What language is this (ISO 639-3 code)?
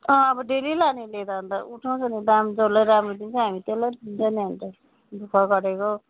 nep